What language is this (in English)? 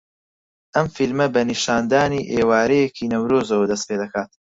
Central Kurdish